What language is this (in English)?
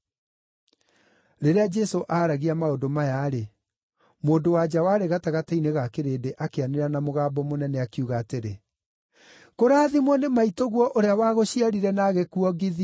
Kikuyu